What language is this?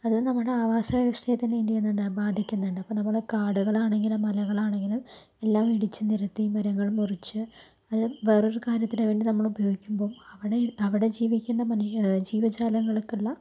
Malayalam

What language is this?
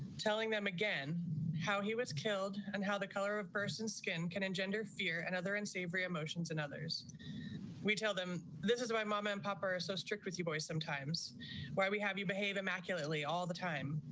English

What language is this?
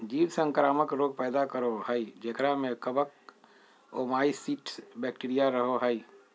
Magahi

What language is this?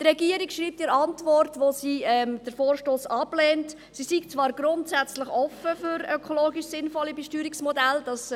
Swiss German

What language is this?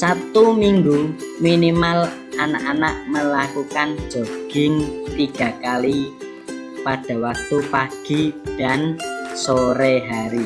Indonesian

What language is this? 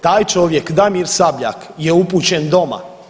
Croatian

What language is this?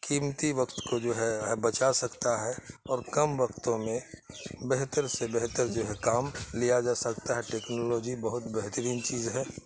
Urdu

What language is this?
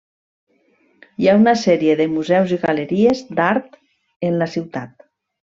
Catalan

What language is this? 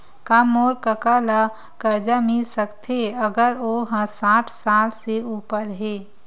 Chhattisgarhi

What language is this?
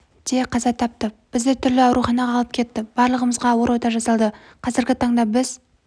Kazakh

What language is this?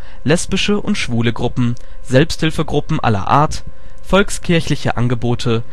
German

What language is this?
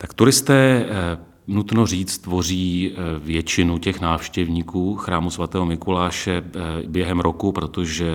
Czech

